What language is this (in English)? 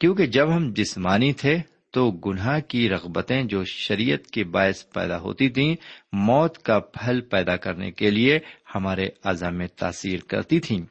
Urdu